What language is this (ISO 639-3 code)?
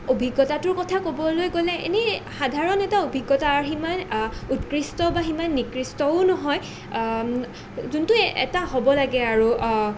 asm